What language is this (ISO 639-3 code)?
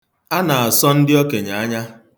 ibo